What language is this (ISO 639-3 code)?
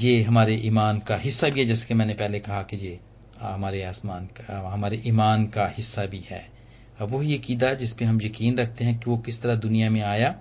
hin